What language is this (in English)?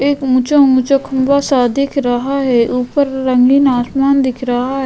Hindi